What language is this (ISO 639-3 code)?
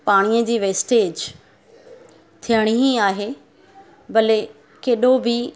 snd